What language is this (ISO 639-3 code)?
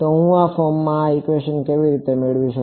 guj